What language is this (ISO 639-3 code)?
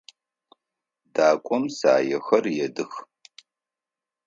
ady